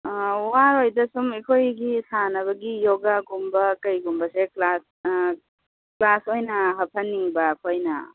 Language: Manipuri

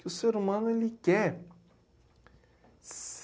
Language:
Portuguese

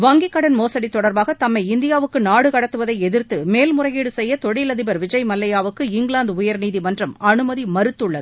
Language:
Tamil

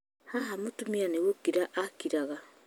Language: Kikuyu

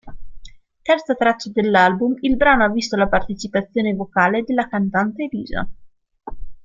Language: Italian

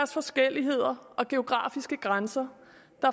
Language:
Danish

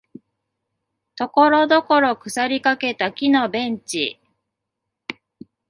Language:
Japanese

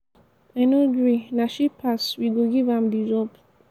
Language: Nigerian Pidgin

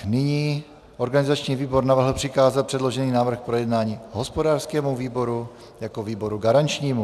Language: Czech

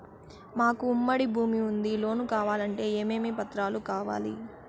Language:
Telugu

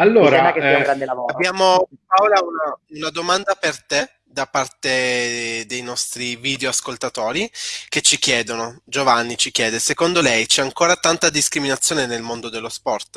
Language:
Italian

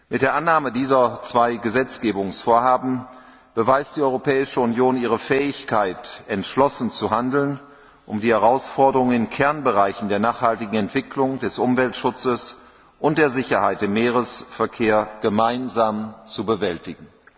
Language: German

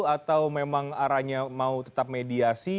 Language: Indonesian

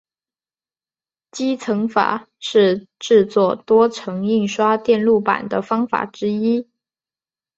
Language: Chinese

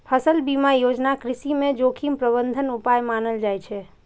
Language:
Maithili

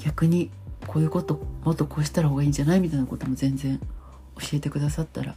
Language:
Japanese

